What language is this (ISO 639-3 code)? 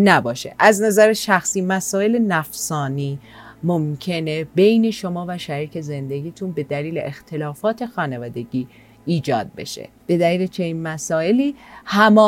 fas